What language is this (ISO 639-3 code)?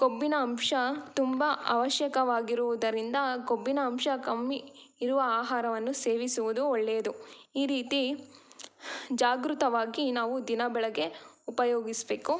kan